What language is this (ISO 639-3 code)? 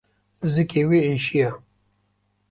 kur